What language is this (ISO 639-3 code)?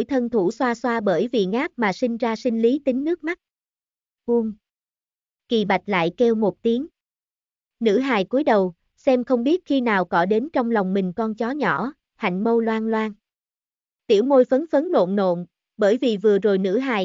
vie